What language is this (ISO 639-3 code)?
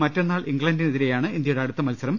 mal